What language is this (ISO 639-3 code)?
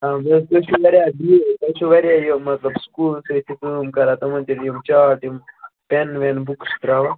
kas